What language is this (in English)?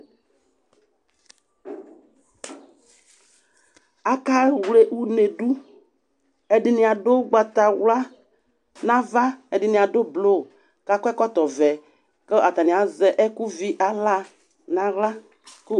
Ikposo